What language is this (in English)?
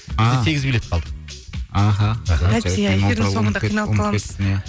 Kazakh